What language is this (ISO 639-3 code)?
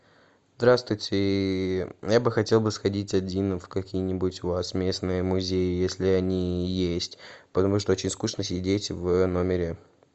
rus